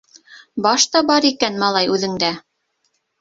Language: Bashkir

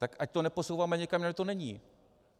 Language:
Czech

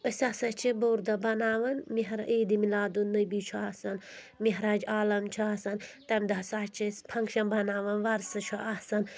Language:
Kashmiri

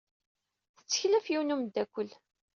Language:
Kabyle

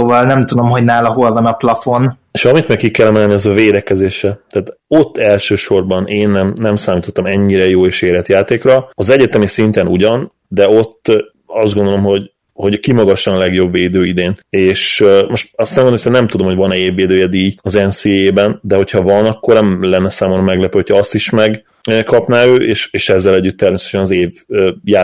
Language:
Hungarian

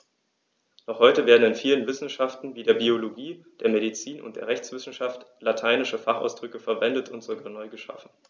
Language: German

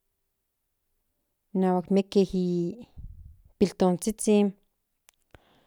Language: Central Nahuatl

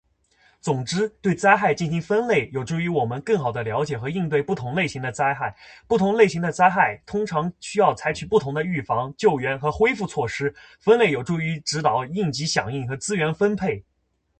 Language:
Chinese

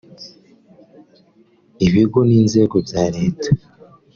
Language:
Kinyarwanda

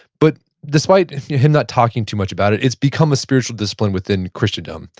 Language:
English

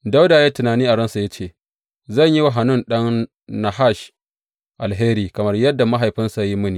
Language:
Hausa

